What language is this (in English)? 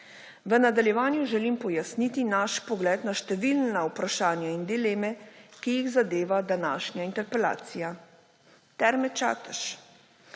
Slovenian